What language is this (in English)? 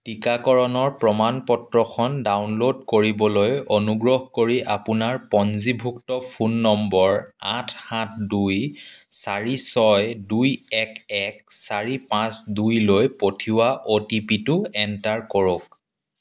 Assamese